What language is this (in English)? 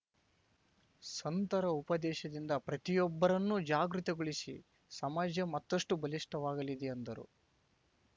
Kannada